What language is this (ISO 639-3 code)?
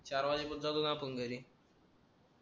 mar